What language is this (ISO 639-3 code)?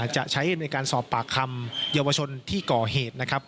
tha